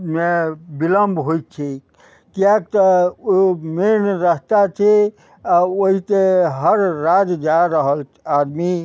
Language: Maithili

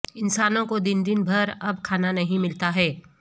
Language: Urdu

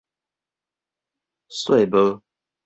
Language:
Min Nan Chinese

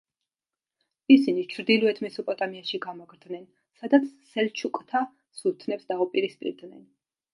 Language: Georgian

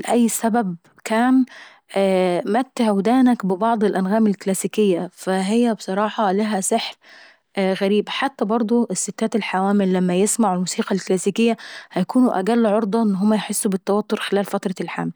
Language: Saidi Arabic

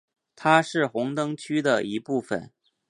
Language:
Chinese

